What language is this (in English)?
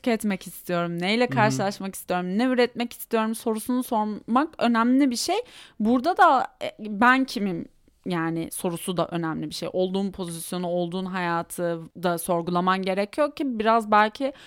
Turkish